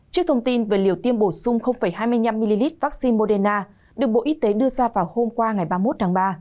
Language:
Vietnamese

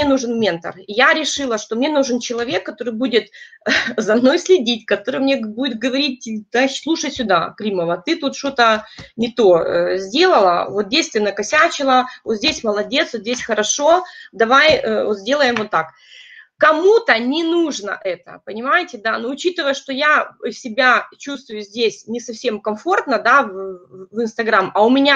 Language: Russian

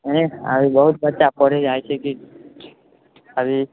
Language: Maithili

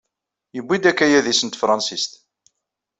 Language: Kabyle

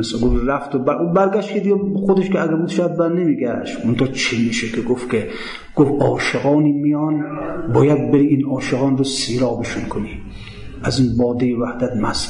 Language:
Persian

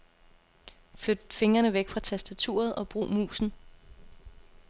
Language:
Danish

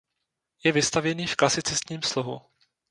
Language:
Czech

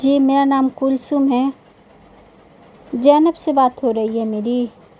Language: Urdu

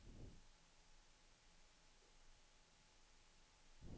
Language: Swedish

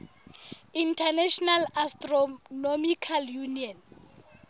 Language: Southern Sotho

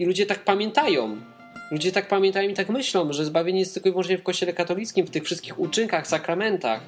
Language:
Polish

